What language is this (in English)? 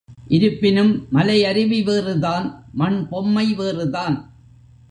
Tamil